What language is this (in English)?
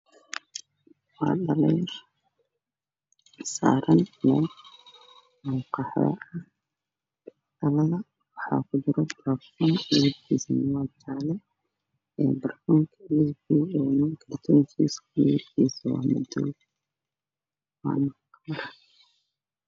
Somali